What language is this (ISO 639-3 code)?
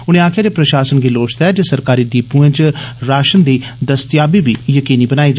doi